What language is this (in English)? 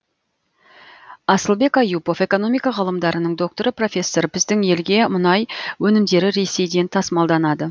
Kazakh